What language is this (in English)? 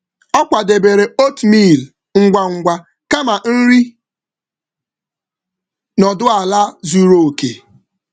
Igbo